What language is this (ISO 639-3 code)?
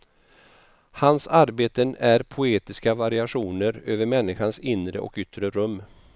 swe